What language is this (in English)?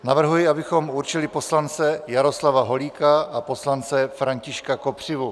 Czech